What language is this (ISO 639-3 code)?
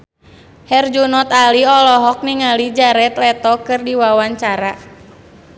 sun